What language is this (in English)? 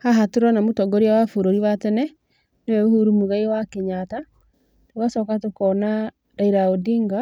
Kikuyu